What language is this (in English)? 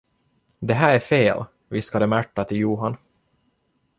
Swedish